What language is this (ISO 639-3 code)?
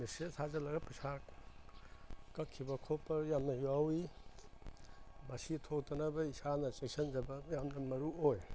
mni